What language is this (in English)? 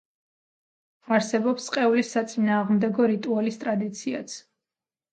Georgian